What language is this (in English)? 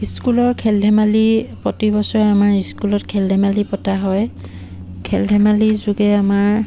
Assamese